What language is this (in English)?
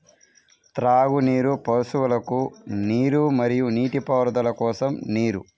Telugu